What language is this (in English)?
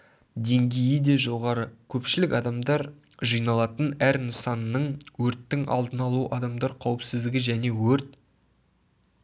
Kazakh